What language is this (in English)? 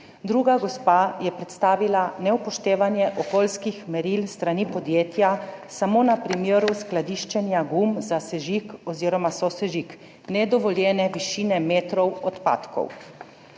Slovenian